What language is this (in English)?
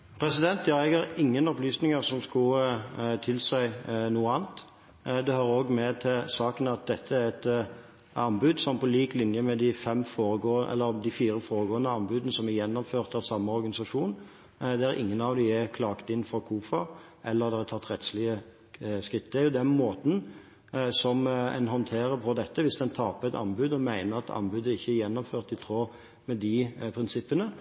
Norwegian Bokmål